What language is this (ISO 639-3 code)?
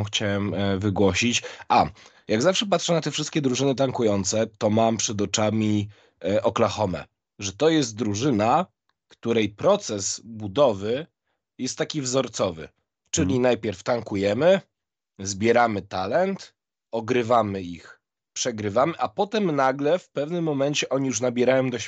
pol